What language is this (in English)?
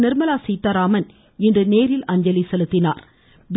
Tamil